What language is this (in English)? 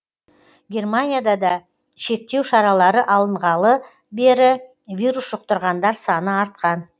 Kazakh